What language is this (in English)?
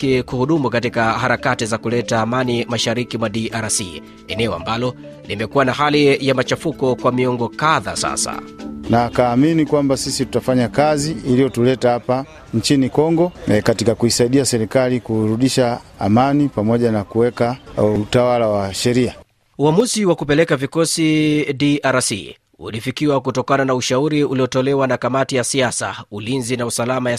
Swahili